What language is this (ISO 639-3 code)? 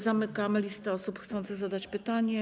pol